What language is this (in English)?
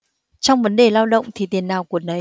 Vietnamese